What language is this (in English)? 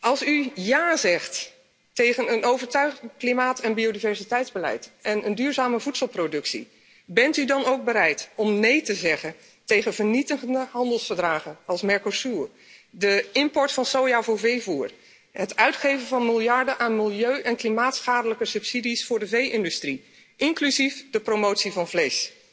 Dutch